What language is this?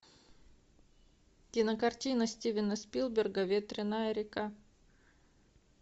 Russian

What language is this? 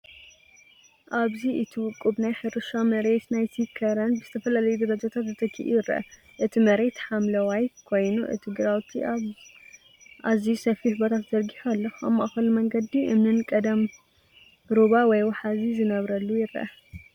Tigrinya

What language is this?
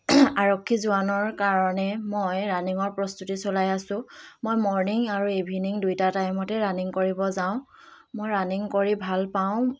Assamese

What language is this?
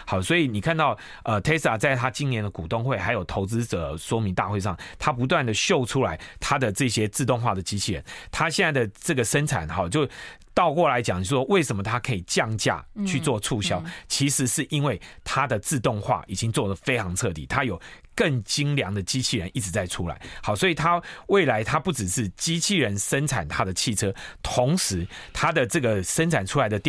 Chinese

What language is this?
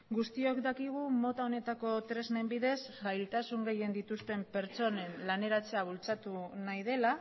Basque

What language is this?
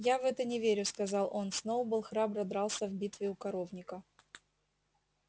Russian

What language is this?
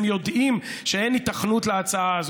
Hebrew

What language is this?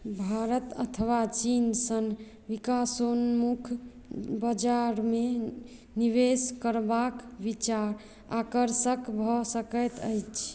Maithili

